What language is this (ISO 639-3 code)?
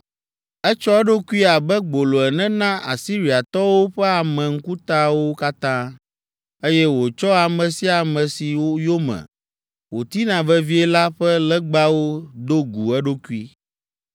ewe